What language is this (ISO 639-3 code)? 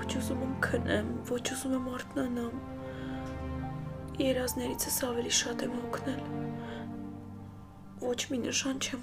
ron